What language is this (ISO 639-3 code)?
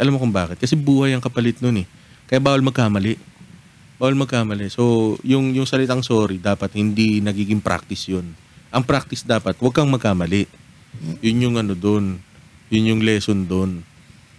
fil